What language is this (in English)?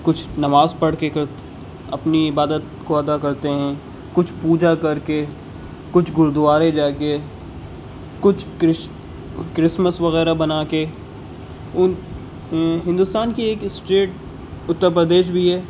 Urdu